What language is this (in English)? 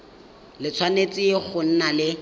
Tswana